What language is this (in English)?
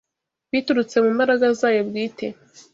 Kinyarwanda